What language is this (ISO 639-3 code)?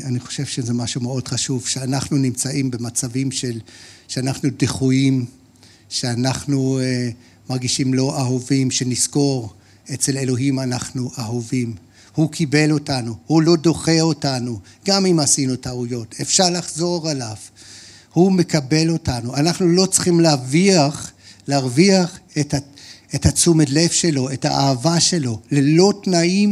heb